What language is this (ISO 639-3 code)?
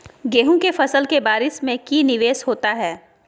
mag